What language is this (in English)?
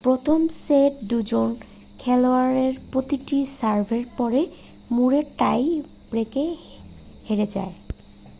Bangla